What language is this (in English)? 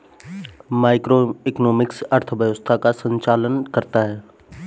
Hindi